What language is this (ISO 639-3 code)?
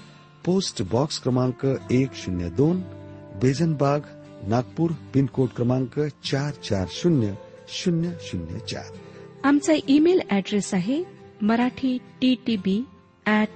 mar